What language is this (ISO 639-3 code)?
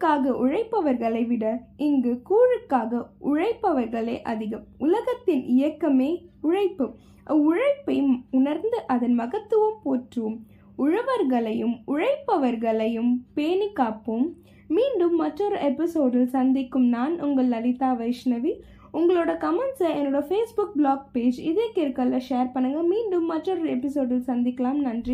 tam